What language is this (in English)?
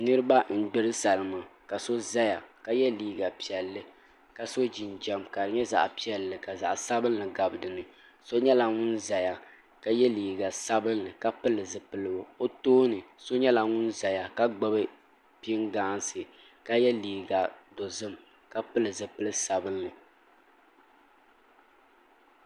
Dagbani